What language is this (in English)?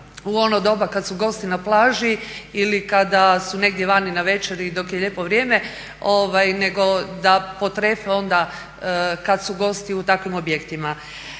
Croatian